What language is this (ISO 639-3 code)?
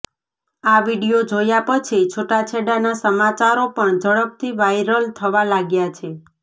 guj